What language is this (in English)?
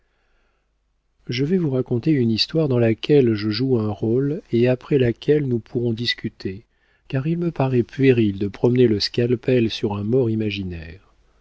French